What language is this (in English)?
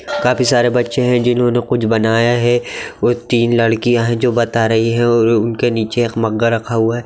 Magahi